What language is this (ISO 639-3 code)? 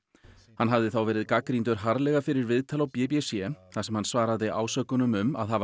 isl